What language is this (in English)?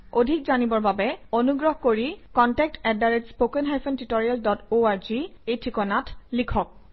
Assamese